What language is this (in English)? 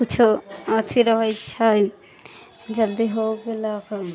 Maithili